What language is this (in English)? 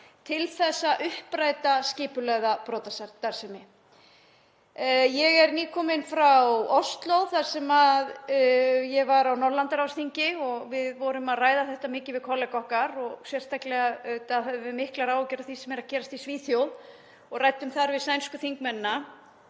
Icelandic